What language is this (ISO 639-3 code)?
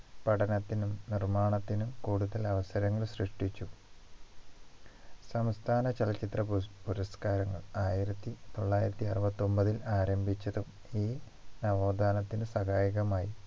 mal